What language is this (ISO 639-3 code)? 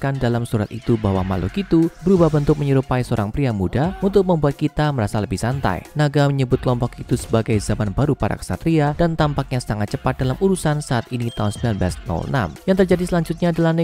ind